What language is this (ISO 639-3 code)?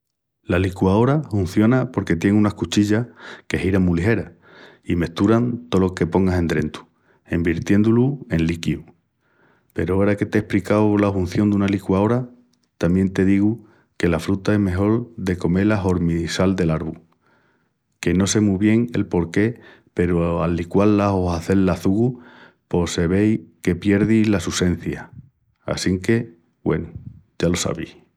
ext